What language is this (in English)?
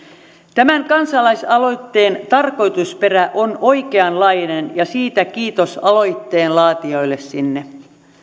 Finnish